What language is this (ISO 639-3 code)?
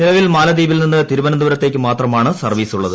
mal